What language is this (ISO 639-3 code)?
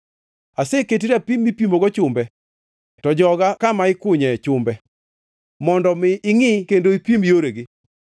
luo